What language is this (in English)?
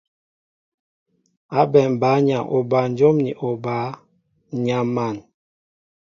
Mbo (Cameroon)